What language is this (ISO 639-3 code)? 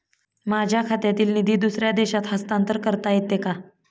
mar